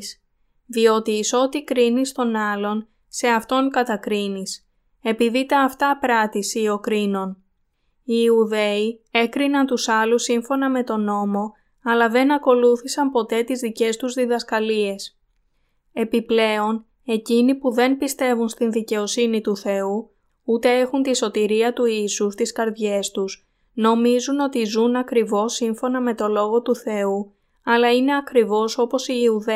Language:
Greek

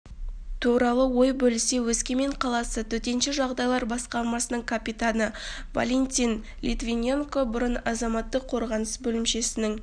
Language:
Kazakh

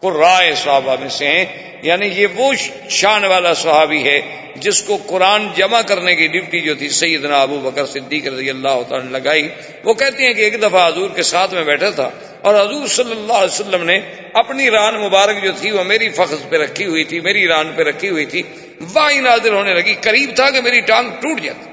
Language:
Urdu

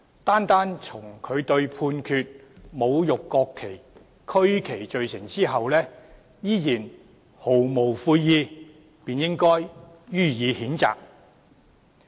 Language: Cantonese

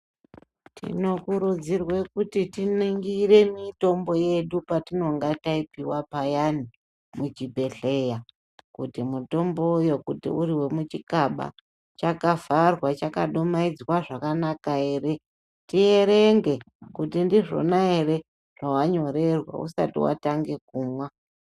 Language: Ndau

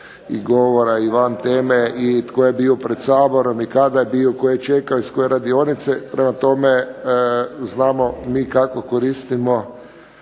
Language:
Croatian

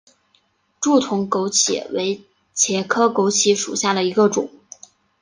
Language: Chinese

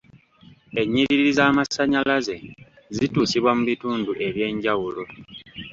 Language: Ganda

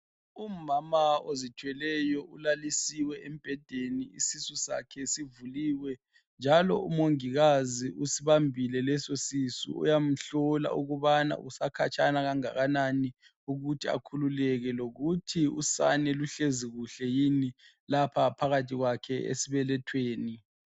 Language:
North Ndebele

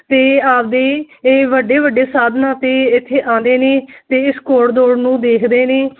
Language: Punjabi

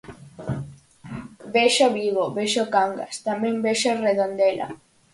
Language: Galician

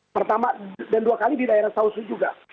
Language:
Indonesian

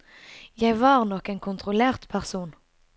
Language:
Norwegian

